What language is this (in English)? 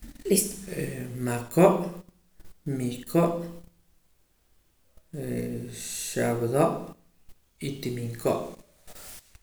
Poqomam